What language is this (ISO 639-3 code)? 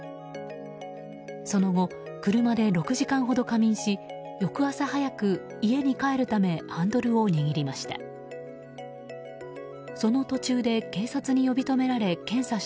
jpn